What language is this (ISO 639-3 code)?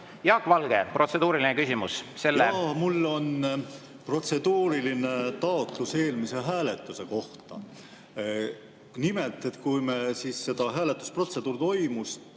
est